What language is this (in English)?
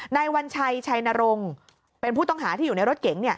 Thai